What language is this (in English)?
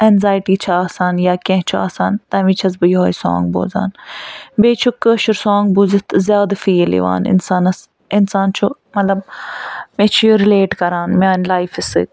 Kashmiri